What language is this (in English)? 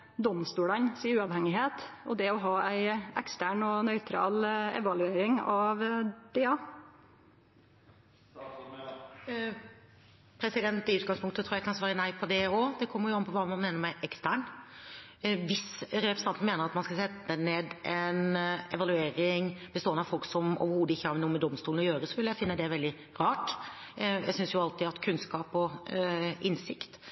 Norwegian